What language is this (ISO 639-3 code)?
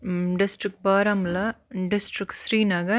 kas